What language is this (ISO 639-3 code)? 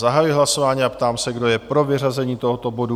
ces